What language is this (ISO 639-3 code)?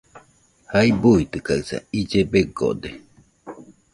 hux